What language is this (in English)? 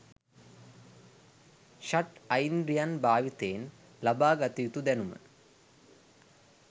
Sinhala